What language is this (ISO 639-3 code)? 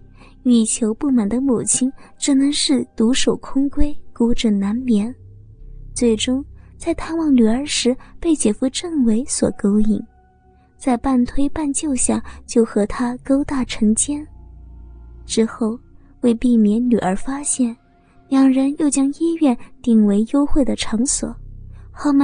zho